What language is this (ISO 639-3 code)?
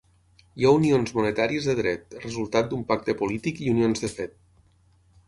cat